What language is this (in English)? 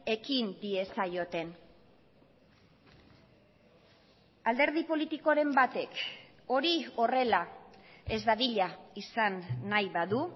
Basque